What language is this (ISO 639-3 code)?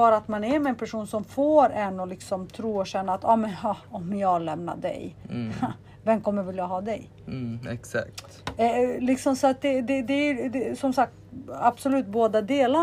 swe